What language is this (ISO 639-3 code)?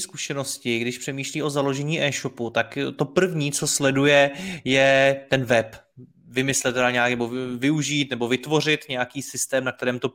ces